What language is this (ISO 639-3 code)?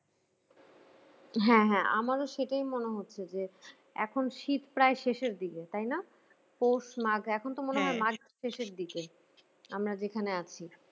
ben